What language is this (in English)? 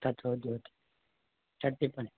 Sanskrit